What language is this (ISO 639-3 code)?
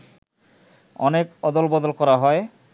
ben